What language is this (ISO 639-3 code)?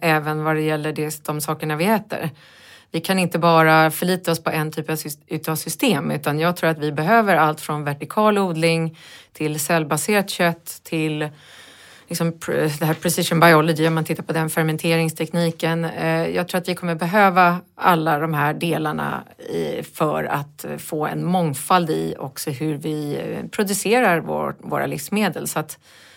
swe